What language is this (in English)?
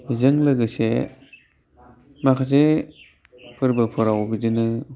Bodo